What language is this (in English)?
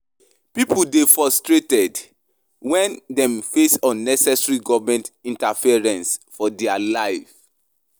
Nigerian Pidgin